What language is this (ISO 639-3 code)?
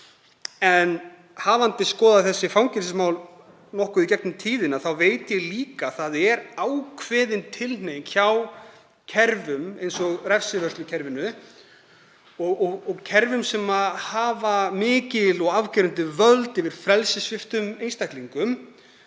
isl